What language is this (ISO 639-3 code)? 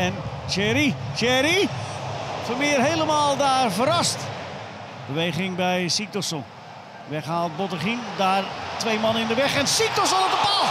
nld